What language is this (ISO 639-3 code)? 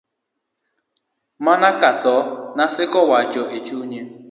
luo